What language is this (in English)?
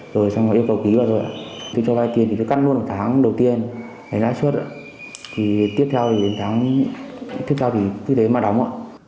Vietnamese